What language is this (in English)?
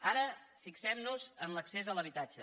Catalan